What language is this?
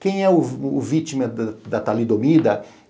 Portuguese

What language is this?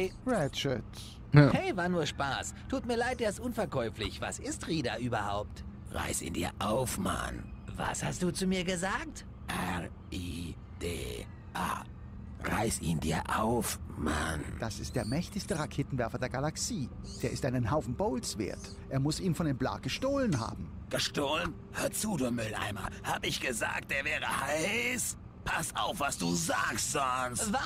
German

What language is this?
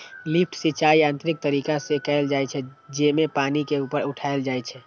Maithili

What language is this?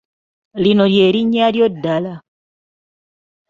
Ganda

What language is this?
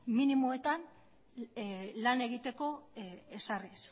Basque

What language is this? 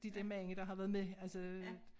Danish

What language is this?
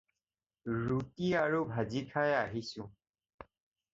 Assamese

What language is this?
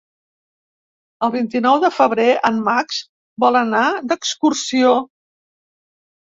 Catalan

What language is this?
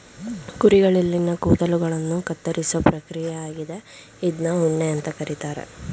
Kannada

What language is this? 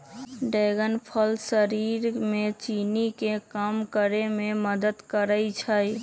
Magahi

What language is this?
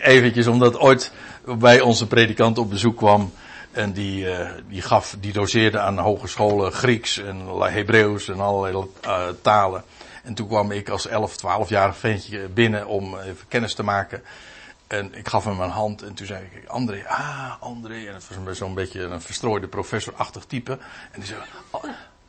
Dutch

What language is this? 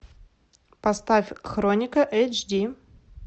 Russian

